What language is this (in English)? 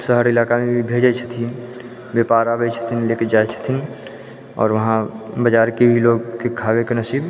Maithili